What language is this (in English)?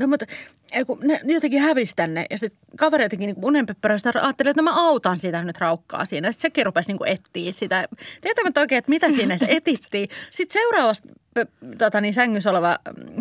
Finnish